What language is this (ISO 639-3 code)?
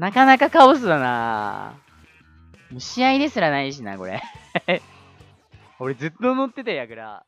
jpn